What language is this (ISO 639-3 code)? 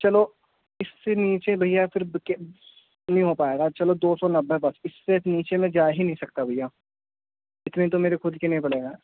urd